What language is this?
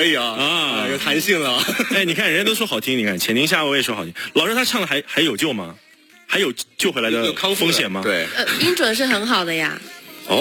Chinese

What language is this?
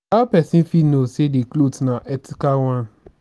Nigerian Pidgin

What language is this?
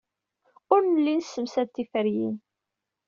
Kabyle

